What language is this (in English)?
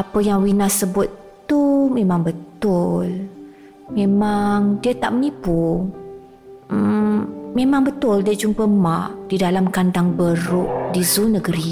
Malay